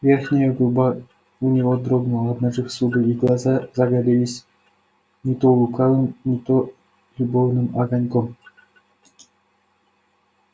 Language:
Russian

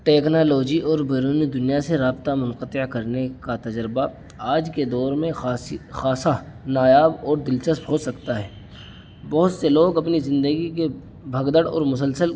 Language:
Urdu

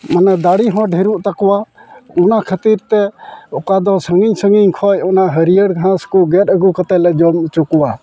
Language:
Santali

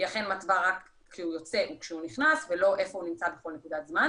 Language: Hebrew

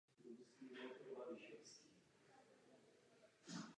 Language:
Czech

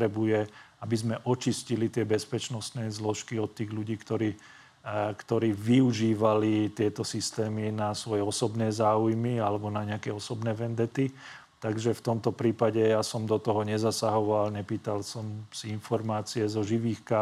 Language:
Slovak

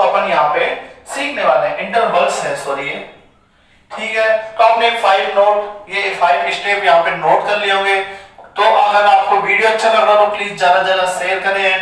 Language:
Hindi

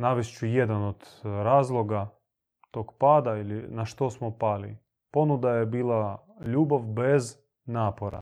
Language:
Croatian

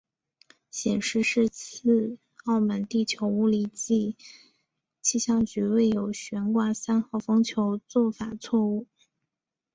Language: Chinese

